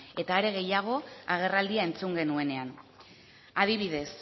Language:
Basque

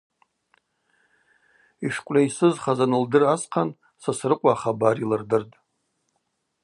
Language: Abaza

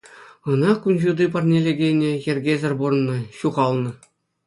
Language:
Chuvash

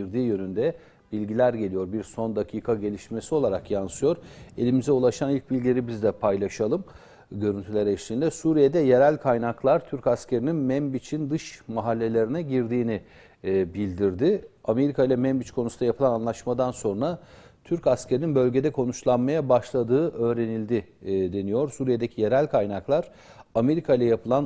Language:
Turkish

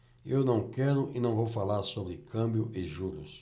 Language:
Portuguese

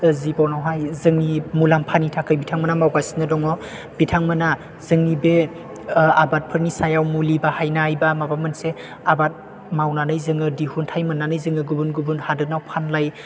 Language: Bodo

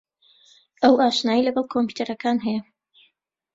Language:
Central Kurdish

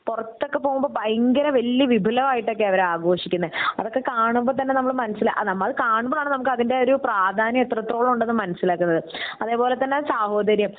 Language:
Malayalam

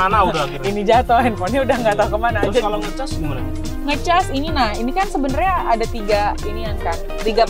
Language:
Indonesian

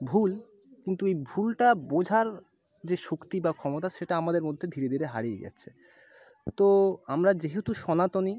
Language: Bangla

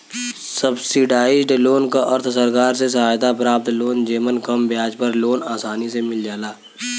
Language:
Bhojpuri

